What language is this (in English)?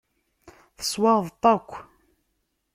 Kabyle